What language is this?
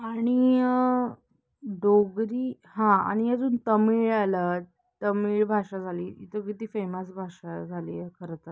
Marathi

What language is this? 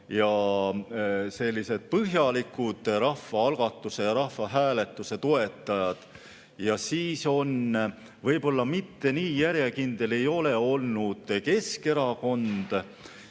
Estonian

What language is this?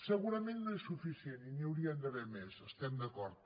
Catalan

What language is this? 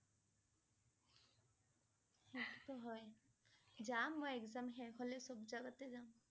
Assamese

